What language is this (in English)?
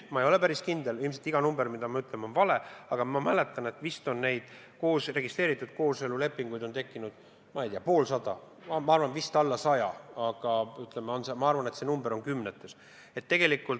Estonian